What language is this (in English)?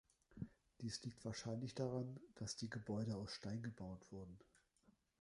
German